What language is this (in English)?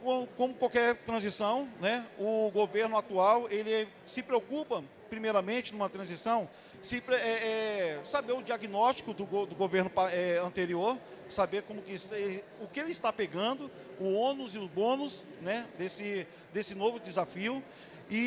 Portuguese